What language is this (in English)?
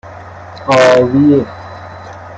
Persian